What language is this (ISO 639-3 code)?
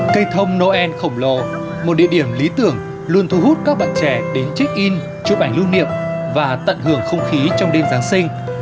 vie